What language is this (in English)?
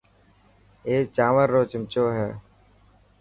Dhatki